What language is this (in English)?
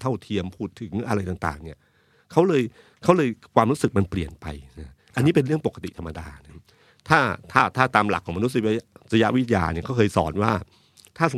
Thai